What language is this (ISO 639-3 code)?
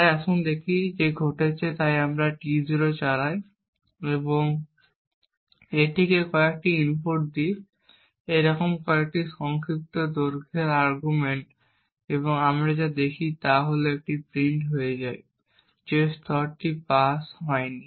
ben